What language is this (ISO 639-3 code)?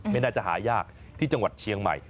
tha